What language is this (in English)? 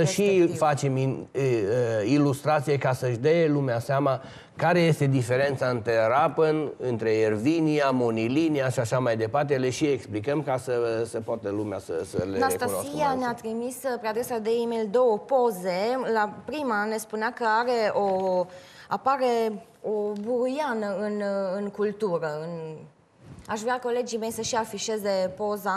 Romanian